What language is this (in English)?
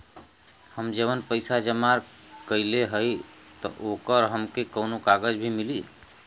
Bhojpuri